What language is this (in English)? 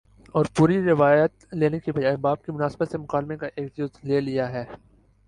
Urdu